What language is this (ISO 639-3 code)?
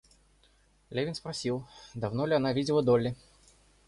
rus